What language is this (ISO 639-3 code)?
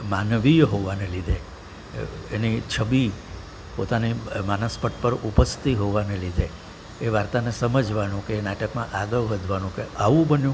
guj